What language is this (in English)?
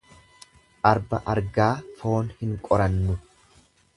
Oromo